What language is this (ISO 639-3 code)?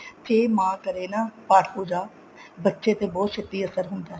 pan